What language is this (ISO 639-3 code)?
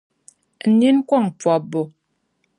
dag